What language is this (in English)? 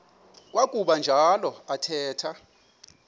Xhosa